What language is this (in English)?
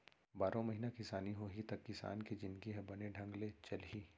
Chhattisgarhi